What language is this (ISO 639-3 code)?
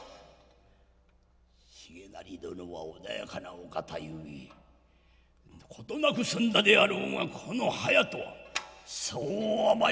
jpn